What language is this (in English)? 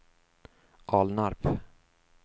Swedish